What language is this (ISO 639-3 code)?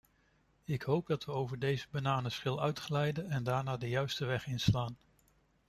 nld